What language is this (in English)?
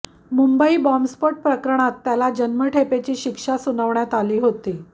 Marathi